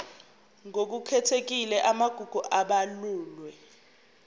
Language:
Zulu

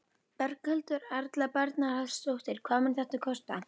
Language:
Icelandic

